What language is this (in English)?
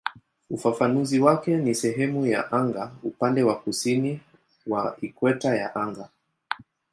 Swahili